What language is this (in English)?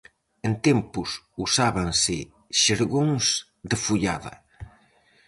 Galician